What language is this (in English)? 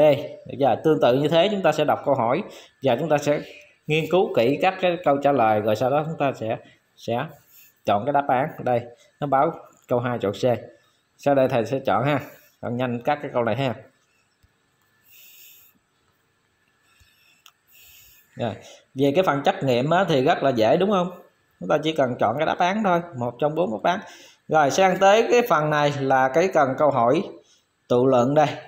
Vietnamese